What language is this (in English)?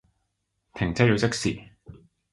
Cantonese